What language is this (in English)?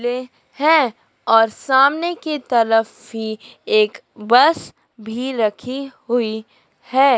Hindi